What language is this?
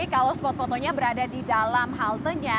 Indonesian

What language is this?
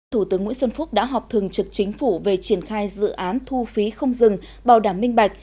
Vietnamese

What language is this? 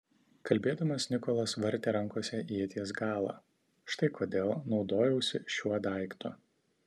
Lithuanian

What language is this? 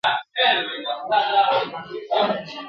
Pashto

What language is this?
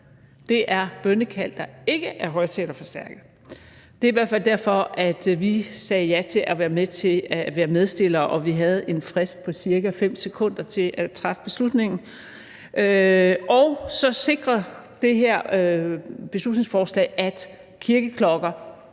Danish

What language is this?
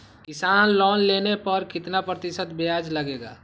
Magahi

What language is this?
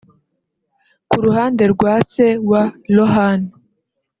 Kinyarwanda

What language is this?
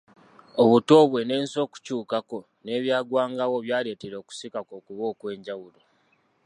Ganda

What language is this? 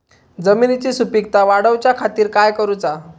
Marathi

